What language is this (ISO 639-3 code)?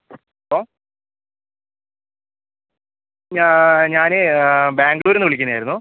mal